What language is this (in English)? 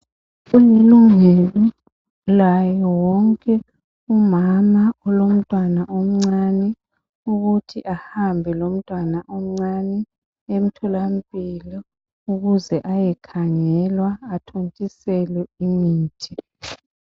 North Ndebele